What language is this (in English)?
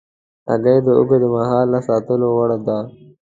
Pashto